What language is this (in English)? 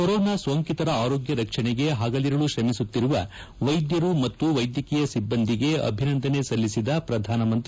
Kannada